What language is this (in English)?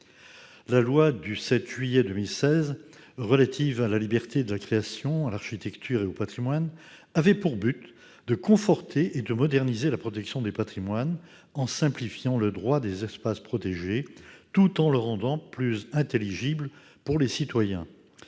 French